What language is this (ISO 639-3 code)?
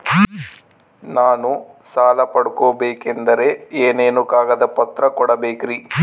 kan